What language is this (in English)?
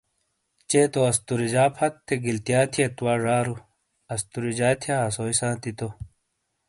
Shina